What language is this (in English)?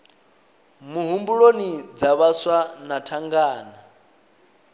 Venda